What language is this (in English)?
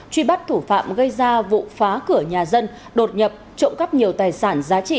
Vietnamese